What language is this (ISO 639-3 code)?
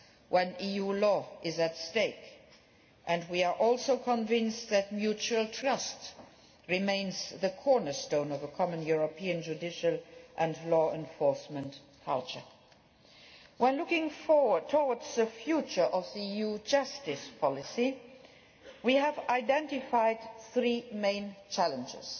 eng